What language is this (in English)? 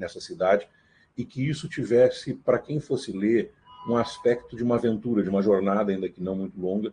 Portuguese